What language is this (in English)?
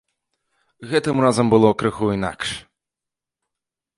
Belarusian